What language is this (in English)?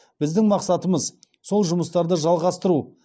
Kazakh